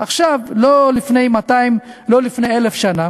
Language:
Hebrew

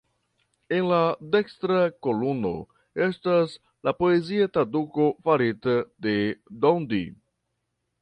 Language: Esperanto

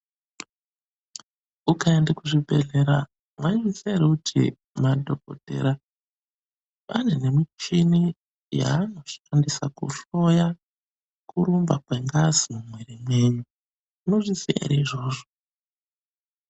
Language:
Ndau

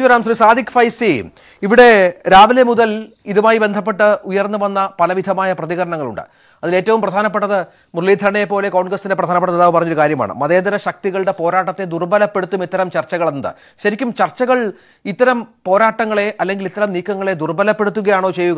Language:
Arabic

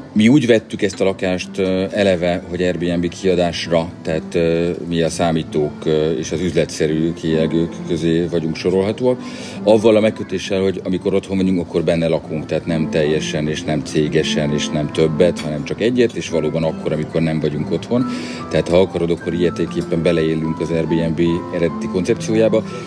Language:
Hungarian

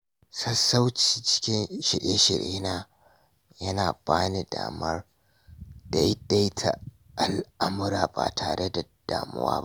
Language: Hausa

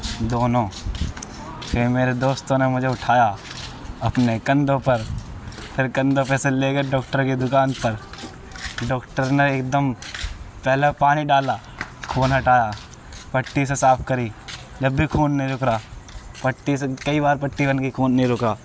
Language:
Urdu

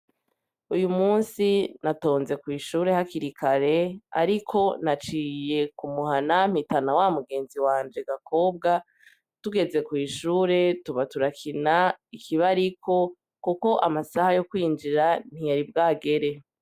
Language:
Rundi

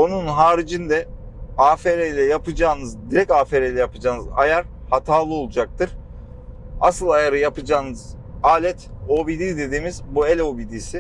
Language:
Turkish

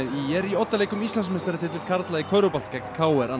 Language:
Icelandic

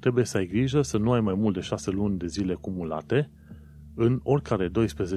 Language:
Romanian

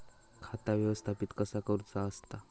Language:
Marathi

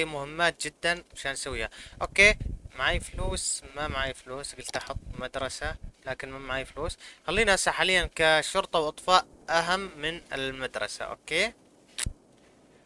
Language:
Arabic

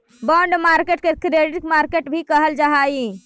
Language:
Magahi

